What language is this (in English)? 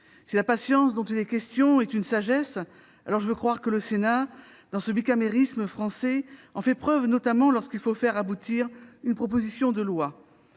French